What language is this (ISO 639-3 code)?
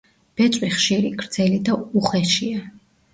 kat